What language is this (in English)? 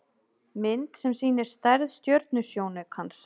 Icelandic